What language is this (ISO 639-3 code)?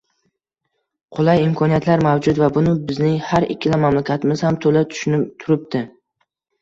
uzb